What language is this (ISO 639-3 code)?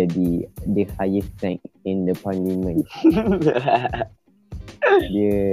msa